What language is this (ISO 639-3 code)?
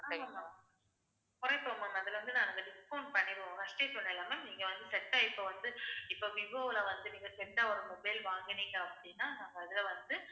tam